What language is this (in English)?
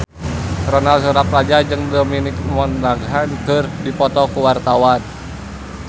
Sundanese